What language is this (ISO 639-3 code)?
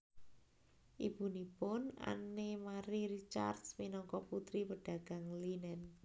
jav